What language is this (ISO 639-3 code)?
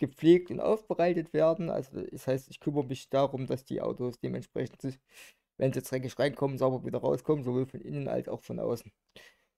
deu